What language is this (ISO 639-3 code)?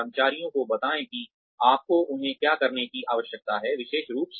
hin